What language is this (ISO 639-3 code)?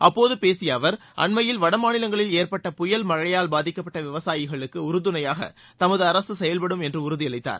tam